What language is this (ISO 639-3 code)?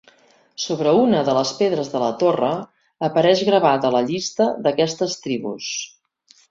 cat